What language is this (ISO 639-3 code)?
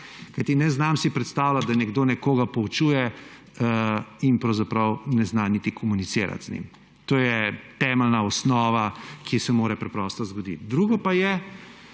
slv